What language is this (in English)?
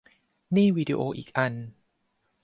Thai